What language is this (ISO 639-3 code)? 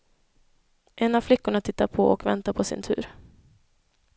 swe